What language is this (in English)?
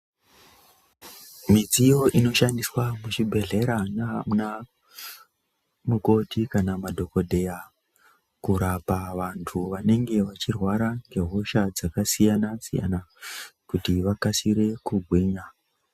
Ndau